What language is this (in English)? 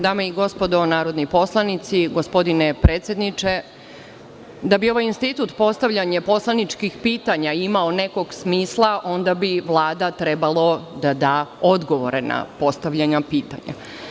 Serbian